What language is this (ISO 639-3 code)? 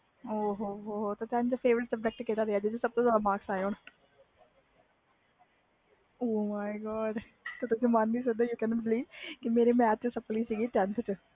pan